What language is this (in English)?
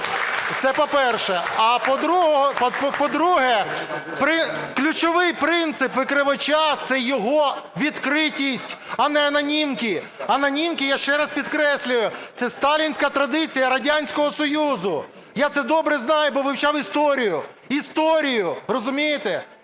Ukrainian